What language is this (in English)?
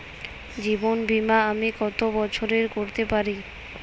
Bangla